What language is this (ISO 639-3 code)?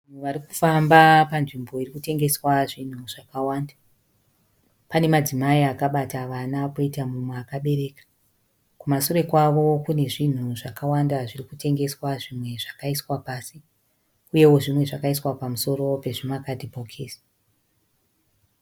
sna